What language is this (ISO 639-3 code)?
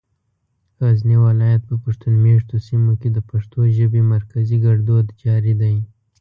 pus